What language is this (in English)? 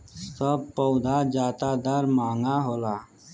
Bhojpuri